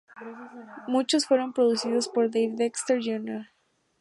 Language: Spanish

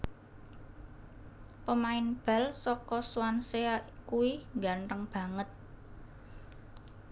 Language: Javanese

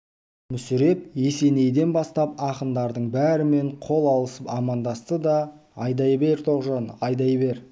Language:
Kazakh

